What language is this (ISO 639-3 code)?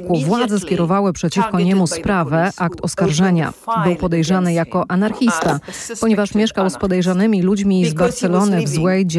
pol